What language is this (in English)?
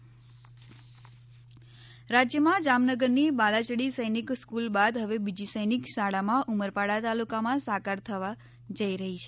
Gujarati